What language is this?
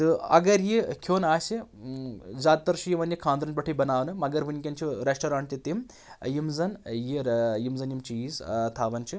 Kashmiri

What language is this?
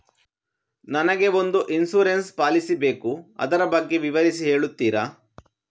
Kannada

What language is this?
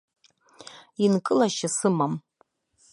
Abkhazian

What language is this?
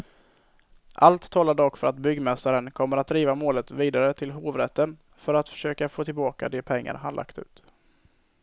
Swedish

